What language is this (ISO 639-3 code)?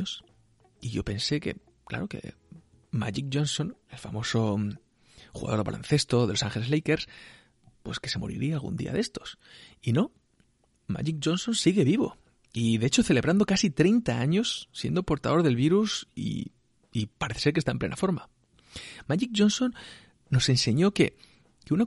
spa